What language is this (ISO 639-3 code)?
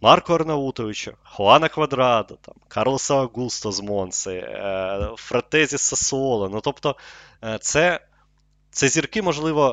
ukr